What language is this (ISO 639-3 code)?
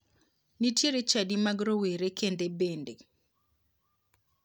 luo